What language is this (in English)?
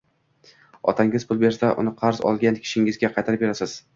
Uzbek